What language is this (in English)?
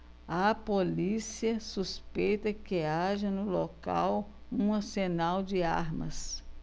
Portuguese